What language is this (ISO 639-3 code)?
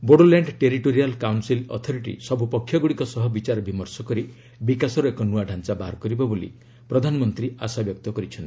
ori